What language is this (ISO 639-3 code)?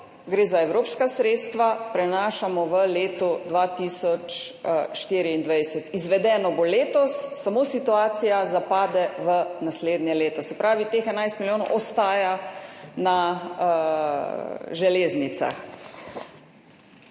slv